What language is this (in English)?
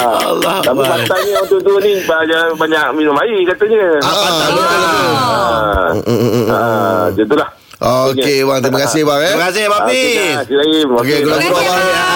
Malay